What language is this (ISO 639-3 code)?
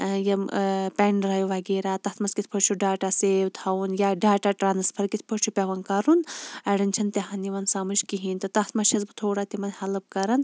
kas